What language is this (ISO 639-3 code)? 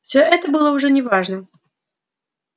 rus